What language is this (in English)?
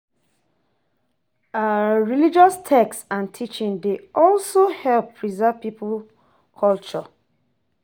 Nigerian Pidgin